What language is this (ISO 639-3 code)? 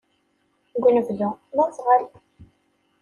kab